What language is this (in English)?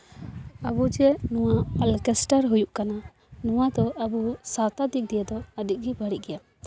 Santali